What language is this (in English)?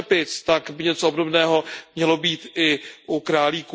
Czech